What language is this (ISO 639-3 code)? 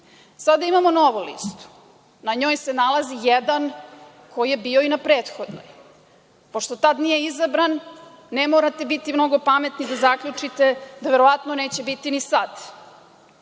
srp